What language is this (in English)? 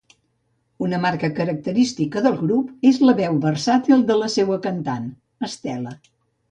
Catalan